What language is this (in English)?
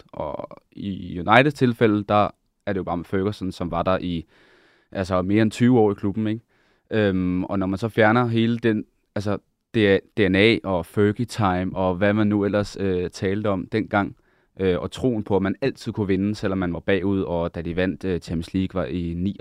Danish